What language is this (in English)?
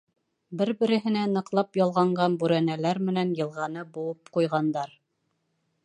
Bashkir